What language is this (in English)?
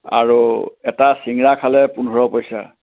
Assamese